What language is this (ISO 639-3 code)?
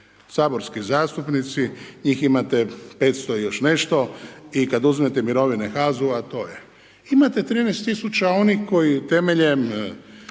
hrv